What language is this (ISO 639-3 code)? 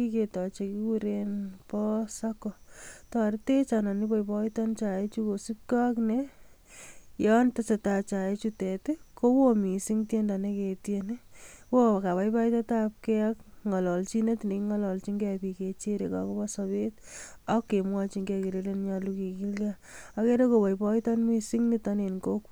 kln